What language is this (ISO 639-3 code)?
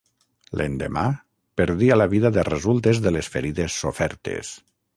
cat